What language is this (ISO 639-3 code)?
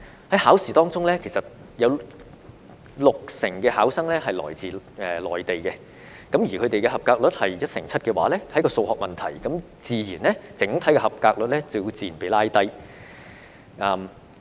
yue